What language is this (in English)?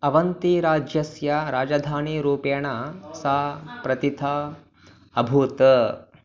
Sanskrit